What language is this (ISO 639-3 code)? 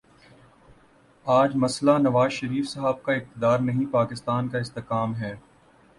urd